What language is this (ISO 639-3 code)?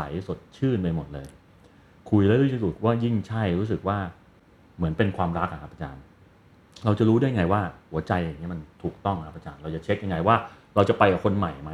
tha